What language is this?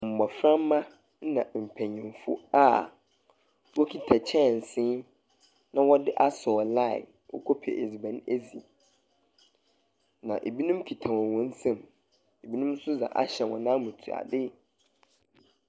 Akan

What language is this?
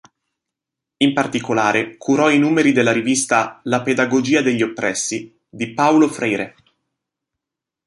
Italian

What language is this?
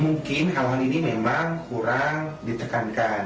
Indonesian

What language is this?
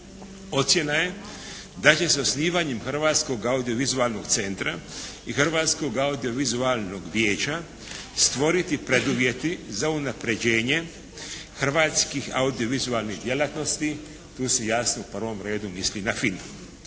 Croatian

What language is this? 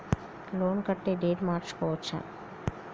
Telugu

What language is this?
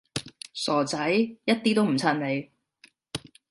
Cantonese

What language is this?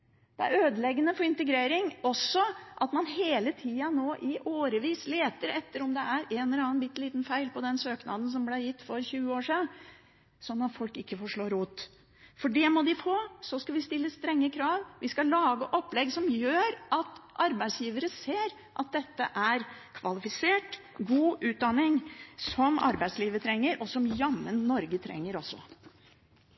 Norwegian Bokmål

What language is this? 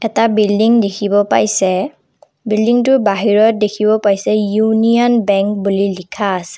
Assamese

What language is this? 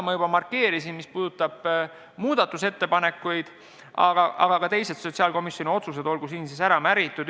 Estonian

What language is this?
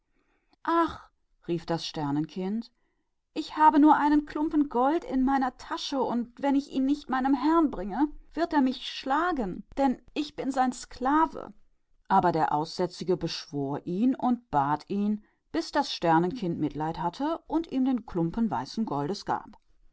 German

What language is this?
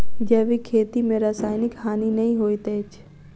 Maithili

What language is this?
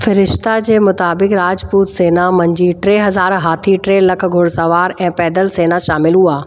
Sindhi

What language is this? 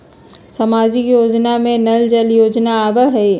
Magahi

